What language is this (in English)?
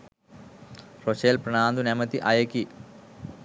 Sinhala